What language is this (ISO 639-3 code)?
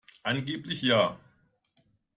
deu